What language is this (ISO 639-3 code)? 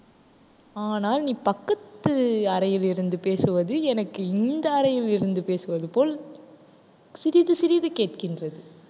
tam